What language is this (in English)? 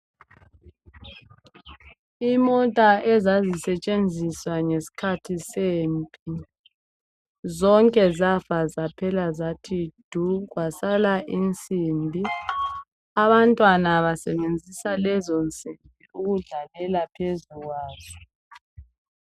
North Ndebele